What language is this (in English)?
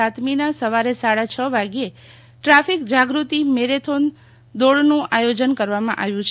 Gujarati